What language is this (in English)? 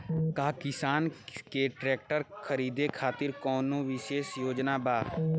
Bhojpuri